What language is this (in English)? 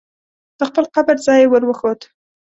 Pashto